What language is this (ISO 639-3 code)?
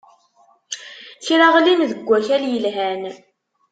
kab